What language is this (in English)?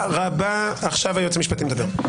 Hebrew